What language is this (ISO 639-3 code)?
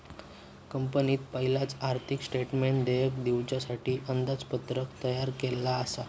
mar